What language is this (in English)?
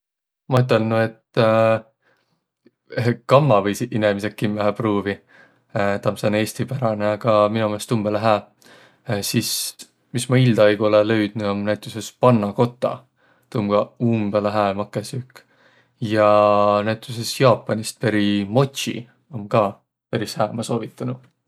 Võro